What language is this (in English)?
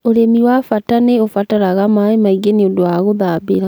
Kikuyu